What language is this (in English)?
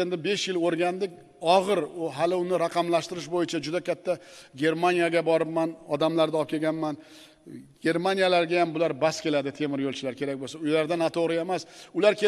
Uzbek